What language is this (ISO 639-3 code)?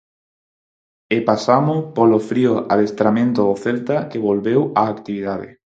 glg